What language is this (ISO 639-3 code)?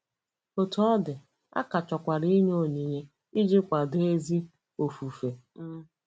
ibo